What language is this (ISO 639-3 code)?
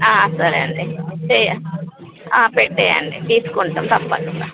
tel